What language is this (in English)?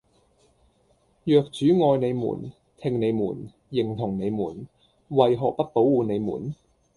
Cantonese